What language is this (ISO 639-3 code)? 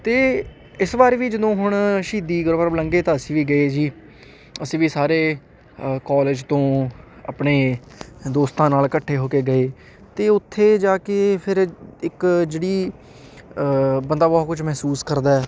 pan